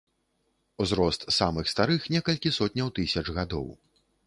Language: Belarusian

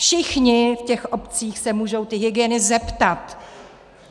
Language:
Czech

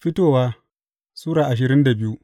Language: Hausa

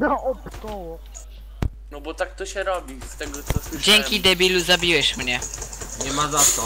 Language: Polish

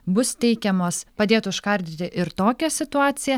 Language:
Lithuanian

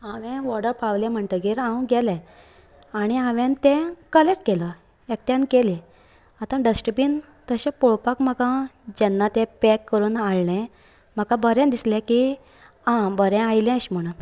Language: Konkani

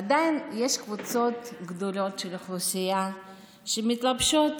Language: Hebrew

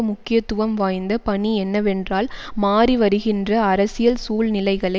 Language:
Tamil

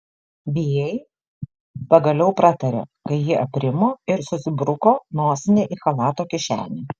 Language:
Lithuanian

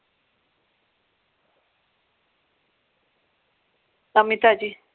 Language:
Punjabi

